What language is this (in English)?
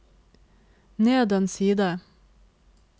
Norwegian